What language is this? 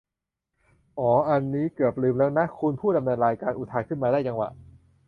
Thai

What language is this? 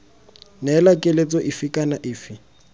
Tswana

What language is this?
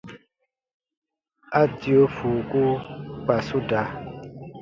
Baatonum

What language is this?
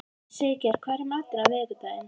Icelandic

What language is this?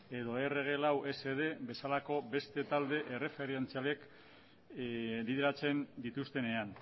Basque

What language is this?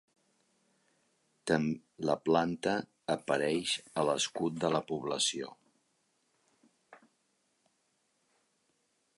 Catalan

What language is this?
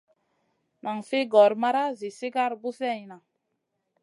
Masana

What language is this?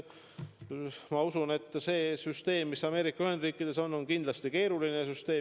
Estonian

